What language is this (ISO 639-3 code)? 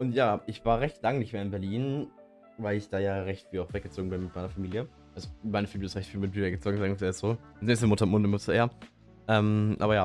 deu